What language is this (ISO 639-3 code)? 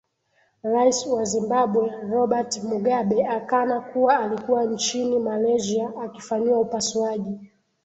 swa